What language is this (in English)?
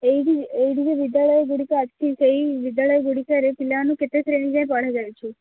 Odia